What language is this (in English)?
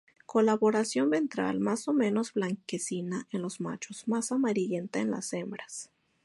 Spanish